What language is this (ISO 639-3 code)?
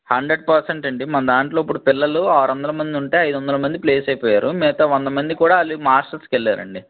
tel